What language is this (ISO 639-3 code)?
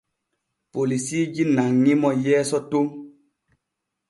fue